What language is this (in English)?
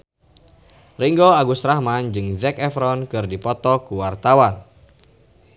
Sundanese